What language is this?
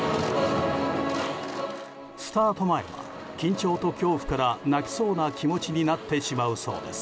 Japanese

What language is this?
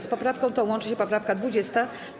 Polish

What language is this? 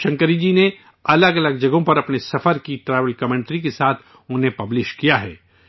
Urdu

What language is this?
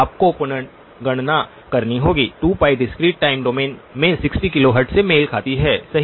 Hindi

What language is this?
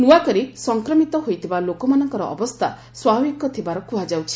Odia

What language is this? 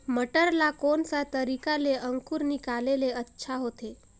Chhattisgarhi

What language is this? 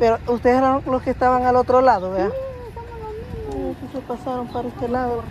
Spanish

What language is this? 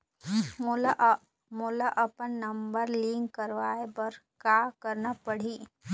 Chhattisgarhi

